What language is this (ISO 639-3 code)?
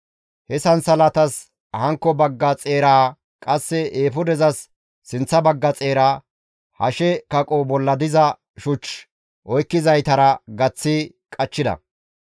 gmv